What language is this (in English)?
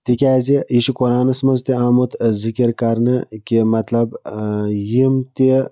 Kashmiri